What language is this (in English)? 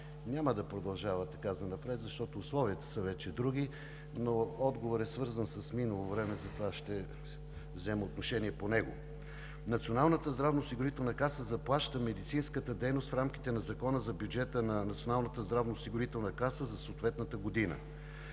Bulgarian